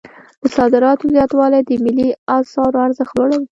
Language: Pashto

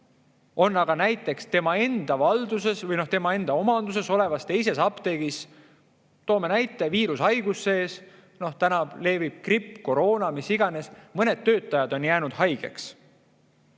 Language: Estonian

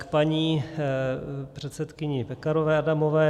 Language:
Czech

